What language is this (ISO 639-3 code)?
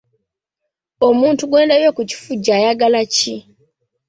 lug